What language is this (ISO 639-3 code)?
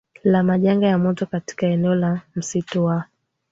swa